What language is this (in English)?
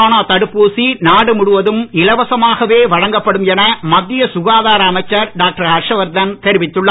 Tamil